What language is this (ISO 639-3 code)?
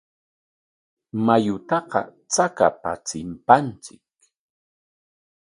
qwa